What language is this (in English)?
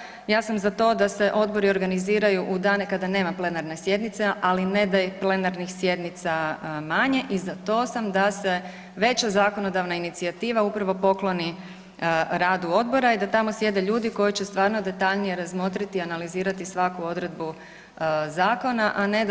Croatian